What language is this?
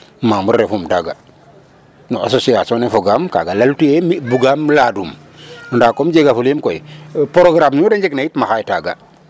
Serer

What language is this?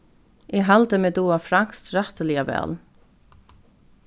Faroese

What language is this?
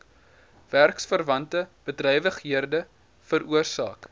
Afrikaans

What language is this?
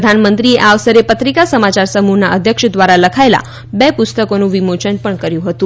Gujarati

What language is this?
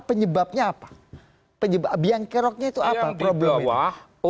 Indonesian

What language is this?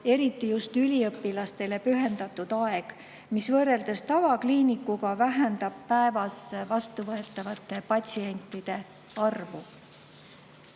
Estonian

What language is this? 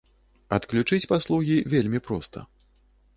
Belarusian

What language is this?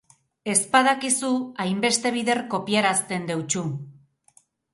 Basque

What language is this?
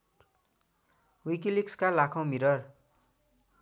Nepali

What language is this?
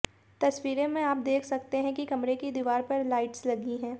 Hindi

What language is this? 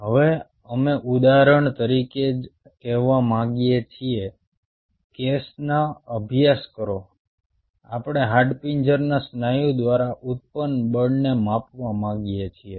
Gujarati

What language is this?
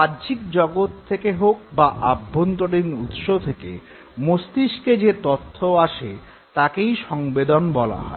Bangla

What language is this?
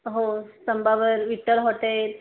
Marathi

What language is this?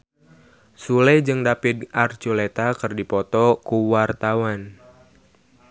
Sundanese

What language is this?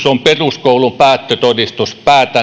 Finnish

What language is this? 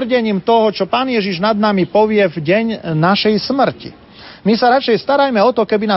Slovak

